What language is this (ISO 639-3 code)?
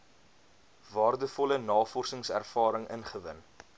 afr